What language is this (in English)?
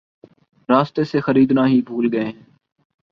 Urdu